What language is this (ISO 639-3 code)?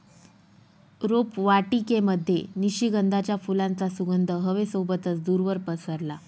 mar